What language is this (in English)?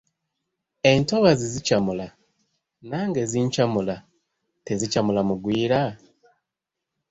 Ganda